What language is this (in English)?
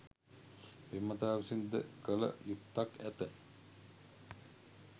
Sinhala